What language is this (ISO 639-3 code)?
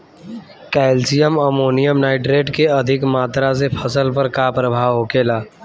bho